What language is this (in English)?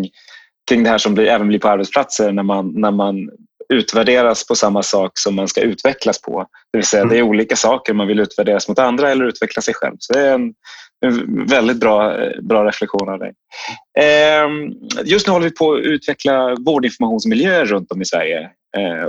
Swedish